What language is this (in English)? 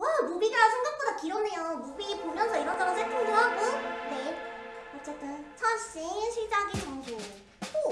Korean